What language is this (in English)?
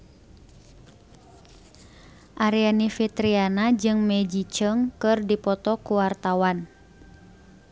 Sundanese